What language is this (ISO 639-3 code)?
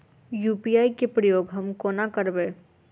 mai